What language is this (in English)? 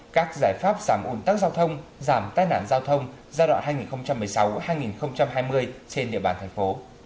Vietnamese